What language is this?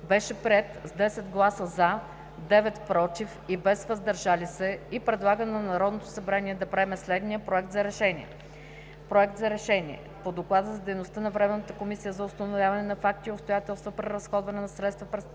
Bulgarian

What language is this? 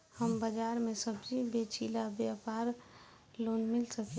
Bhojpuri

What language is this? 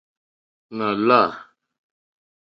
Mokpwe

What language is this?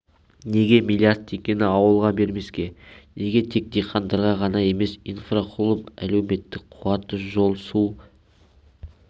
Kazakh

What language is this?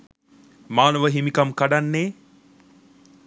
Sinhala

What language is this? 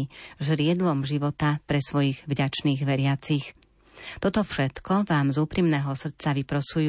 Slovak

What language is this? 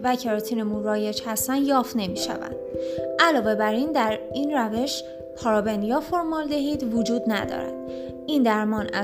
Persian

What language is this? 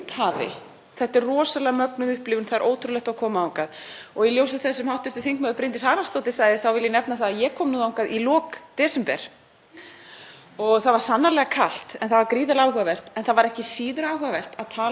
Icelandic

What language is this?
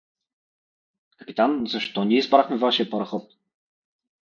Bulgarian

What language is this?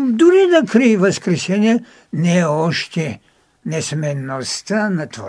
Bulgarian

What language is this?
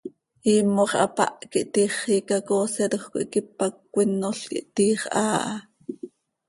Seri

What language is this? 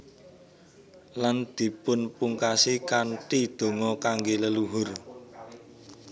Javanese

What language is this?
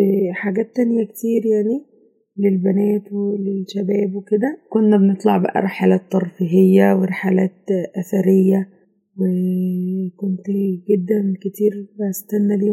Arabic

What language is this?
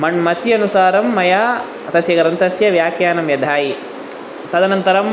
Sanskrit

